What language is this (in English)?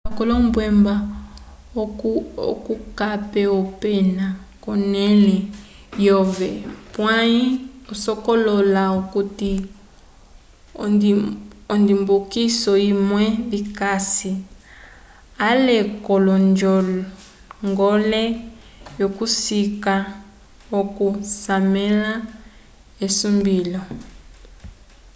Umbundu